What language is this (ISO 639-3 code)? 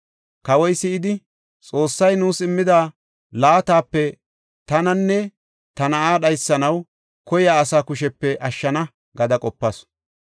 gof